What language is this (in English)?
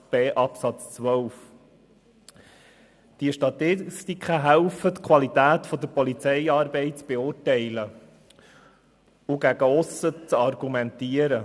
Swiss German